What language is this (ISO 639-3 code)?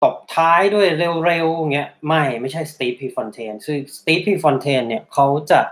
tha